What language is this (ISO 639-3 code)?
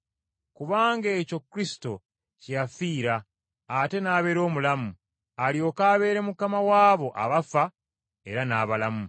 lug